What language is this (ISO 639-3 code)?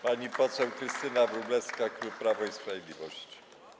pol